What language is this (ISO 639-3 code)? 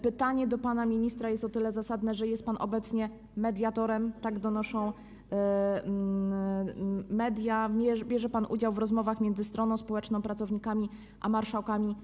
pol